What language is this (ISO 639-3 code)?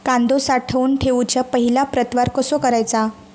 mar